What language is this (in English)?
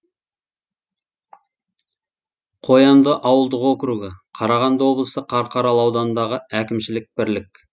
Kazakh